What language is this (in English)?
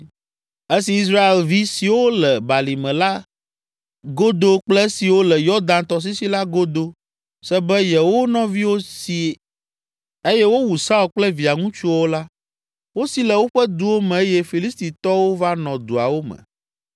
Ewe